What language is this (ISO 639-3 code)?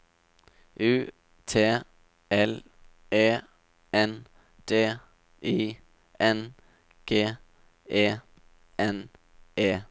nor